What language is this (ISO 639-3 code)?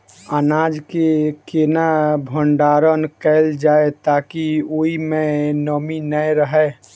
mai